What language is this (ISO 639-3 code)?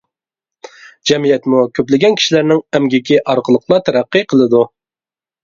uig